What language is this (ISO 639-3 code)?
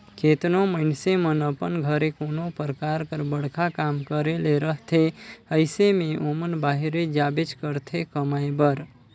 hne